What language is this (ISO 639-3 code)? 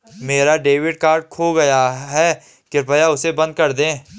hin